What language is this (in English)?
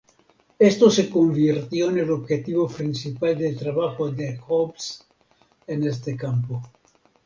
Spanish